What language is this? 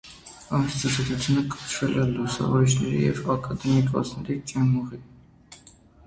Armenian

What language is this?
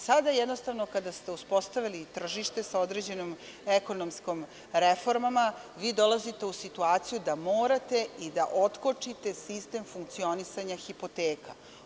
Serbian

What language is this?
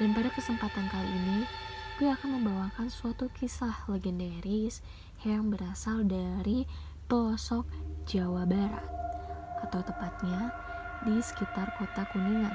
Indonesian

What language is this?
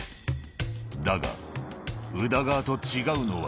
Japanese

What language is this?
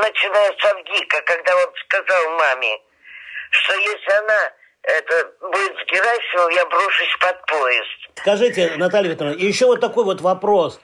Russian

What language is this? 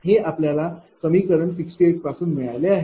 Marathi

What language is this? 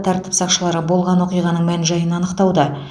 Kazakh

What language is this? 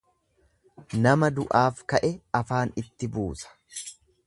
Oromo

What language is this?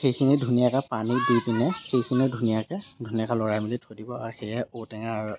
Assamese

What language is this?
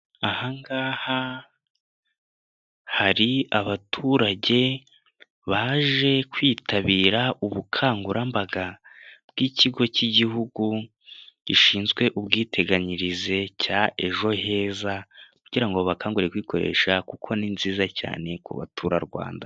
Kinyarwanda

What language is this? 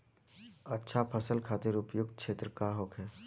Bhojpuri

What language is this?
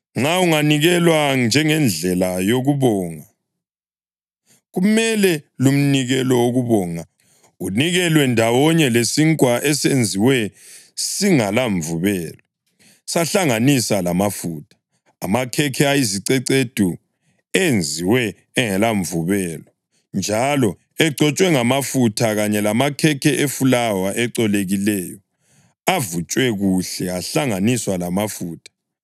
North Ndebele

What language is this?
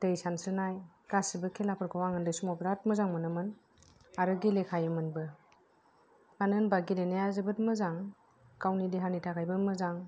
Bodo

